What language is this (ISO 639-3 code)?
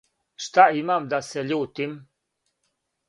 srp